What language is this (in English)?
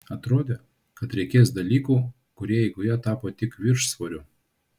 Lithuanian